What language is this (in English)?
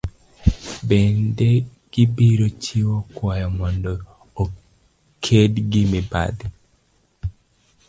Luo (Kenya and Tanzania)